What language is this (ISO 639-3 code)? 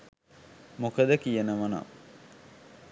sin